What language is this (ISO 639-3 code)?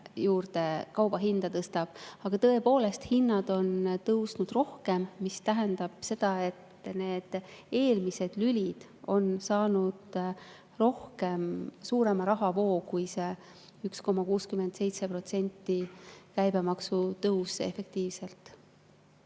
est